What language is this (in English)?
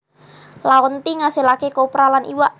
Javanese